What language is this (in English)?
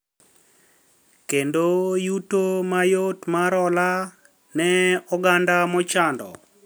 Luo (Kenya and Tanzania)